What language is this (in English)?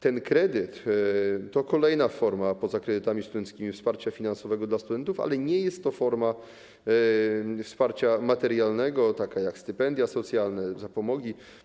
Polish